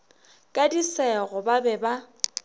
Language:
Northern Sotho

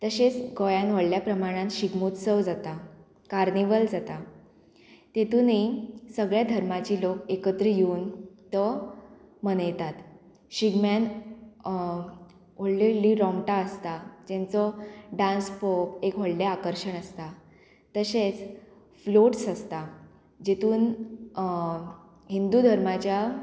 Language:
Konkani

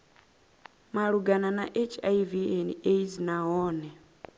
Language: Venda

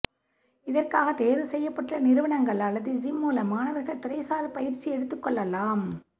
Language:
Tamil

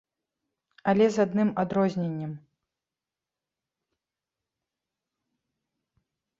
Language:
Belarusian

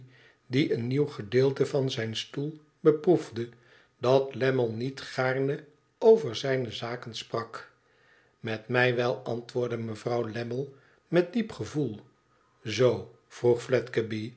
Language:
Dutch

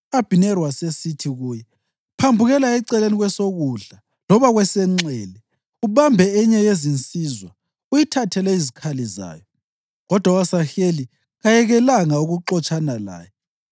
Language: North Ndebele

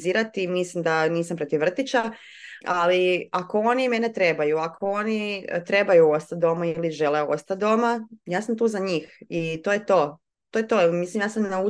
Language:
Croatian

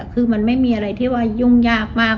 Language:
Thai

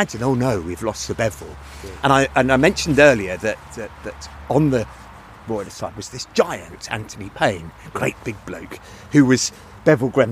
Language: English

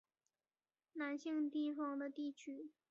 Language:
Chinese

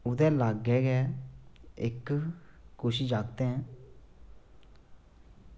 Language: Dogri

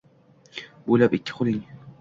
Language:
Uzbek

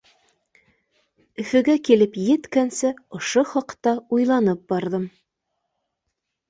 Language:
Bashkir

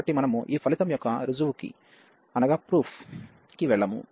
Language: Telugu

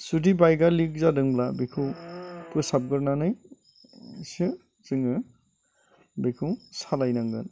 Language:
Bodo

